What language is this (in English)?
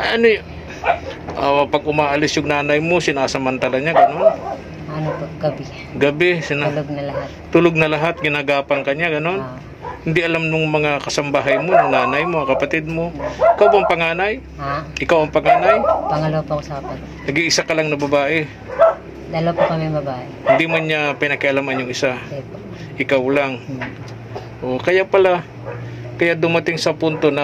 Filipino